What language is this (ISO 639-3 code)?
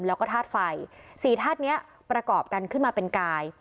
tha